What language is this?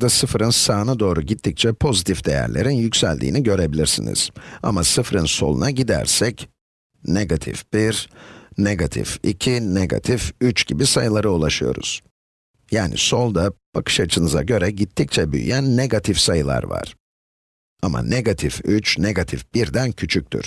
Turkish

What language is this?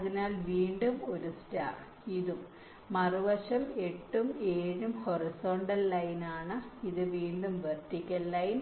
Malayalam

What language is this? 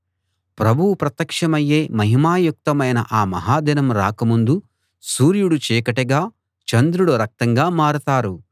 Telugu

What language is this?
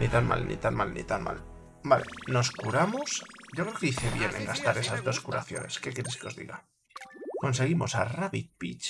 Spanish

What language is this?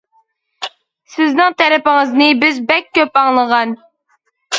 Uyghur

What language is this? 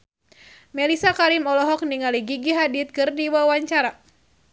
Sundanese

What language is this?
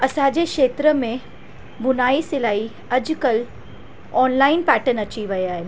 Sindhi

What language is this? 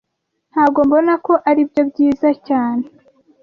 Kinyarwanda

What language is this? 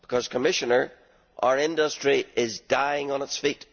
English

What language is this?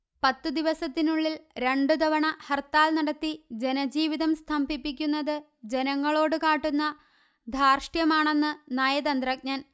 Malayalam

